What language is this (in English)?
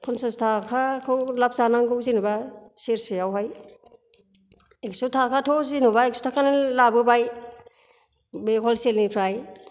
Bodo